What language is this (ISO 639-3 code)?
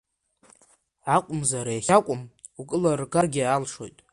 abk